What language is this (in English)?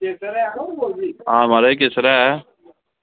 Dogri